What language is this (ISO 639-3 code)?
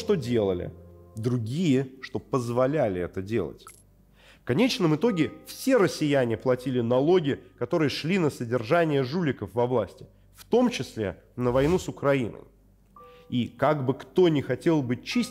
rus